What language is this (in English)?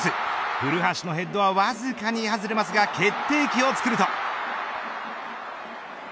Japanese